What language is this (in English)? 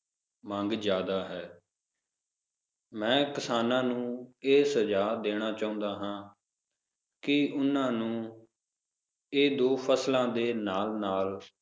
Punjabi